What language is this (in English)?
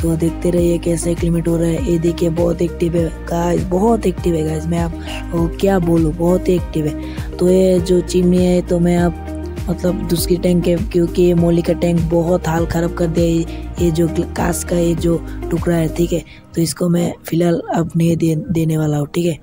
Hindi